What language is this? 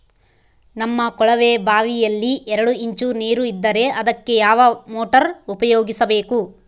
Kannada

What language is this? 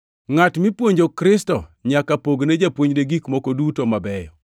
Luo (Kenya and Tanzania)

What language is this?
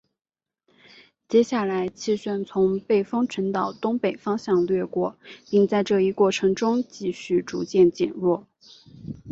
Chinese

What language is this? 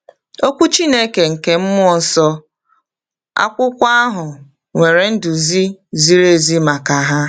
Igbo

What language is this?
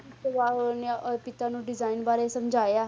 Punjabi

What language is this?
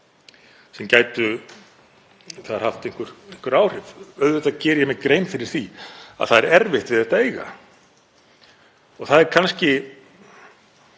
Icelandic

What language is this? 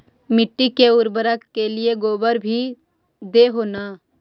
Magahi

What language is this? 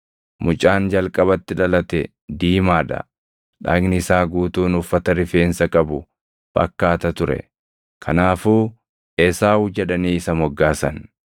Oromo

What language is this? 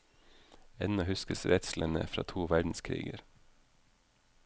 Norwegian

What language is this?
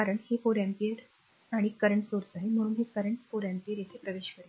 Marathi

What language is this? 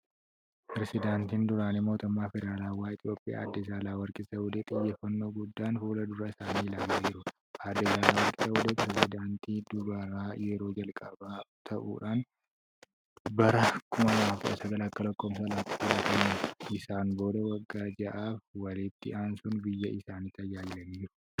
Oromo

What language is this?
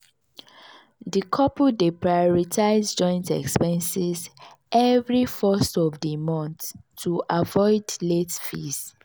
Nigerian Pidgin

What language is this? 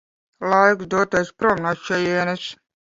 Latvian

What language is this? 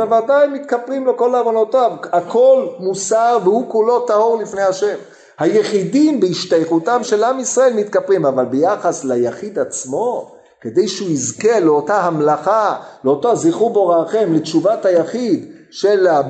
Hebrew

